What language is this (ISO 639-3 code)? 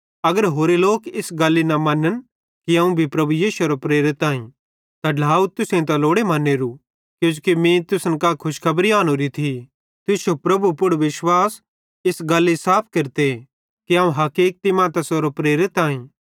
bhd